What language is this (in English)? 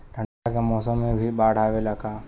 Bhojpuri